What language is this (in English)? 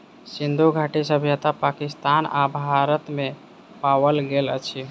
Maithili